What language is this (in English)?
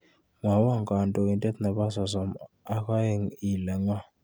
Kalenjin